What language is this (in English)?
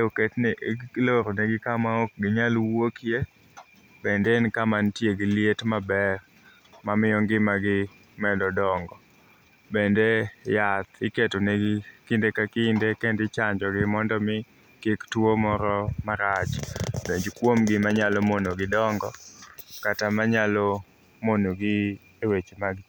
Luo (Kenya and Tanzania)